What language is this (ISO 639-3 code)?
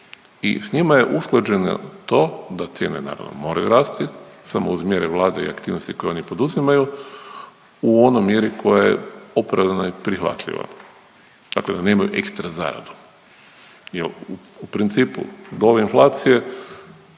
hrv